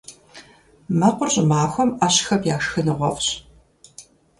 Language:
Kabardian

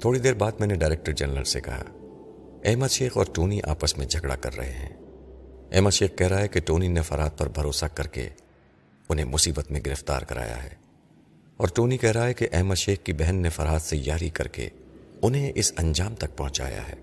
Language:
Urdu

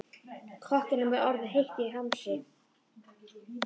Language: Icelandic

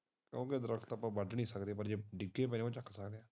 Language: Punjabi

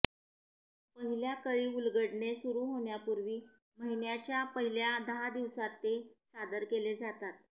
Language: Marathi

